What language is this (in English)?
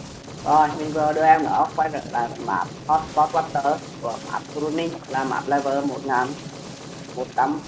Vietnamese